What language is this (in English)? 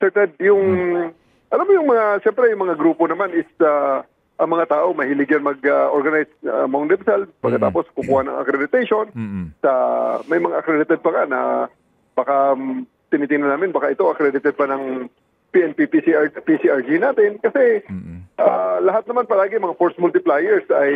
Filipino